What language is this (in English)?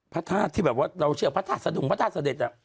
Thai